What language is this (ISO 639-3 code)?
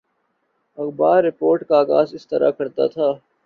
urd